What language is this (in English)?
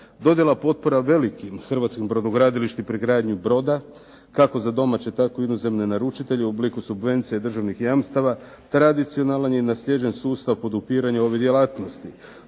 Croatian